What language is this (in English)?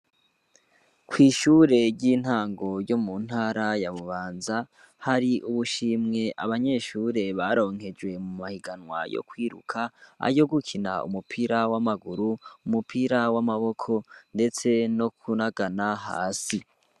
Rundi